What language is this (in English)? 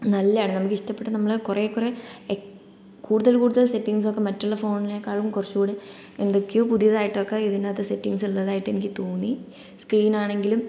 Malayalam